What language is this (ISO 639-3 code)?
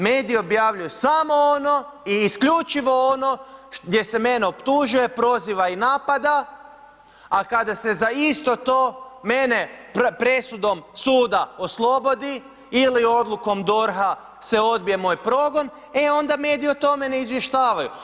hrv